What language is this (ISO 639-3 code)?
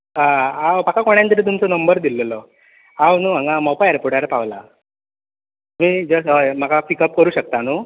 kok